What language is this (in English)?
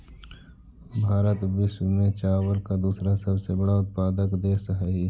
Magahi